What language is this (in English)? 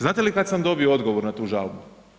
Croatian